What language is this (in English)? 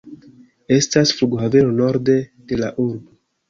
Esperanto